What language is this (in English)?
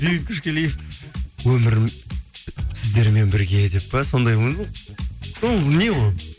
Kazakh